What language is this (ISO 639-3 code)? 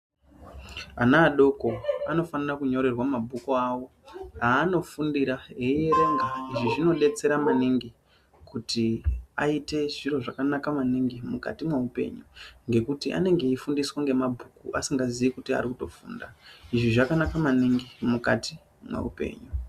ndc